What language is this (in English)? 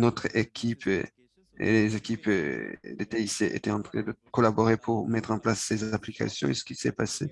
French